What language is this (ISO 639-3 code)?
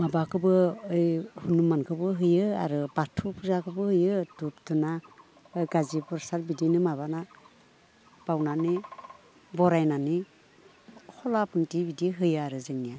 brx